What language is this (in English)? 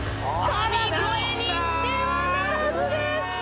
Japanese